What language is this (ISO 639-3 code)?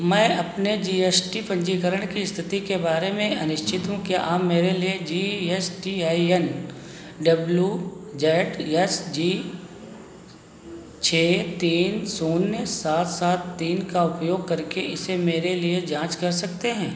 hin